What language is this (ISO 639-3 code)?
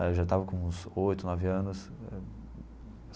por